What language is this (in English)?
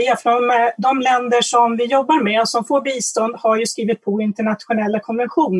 Swedish